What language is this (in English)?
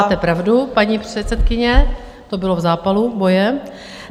Czech